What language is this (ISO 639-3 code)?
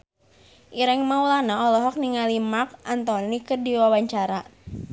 sun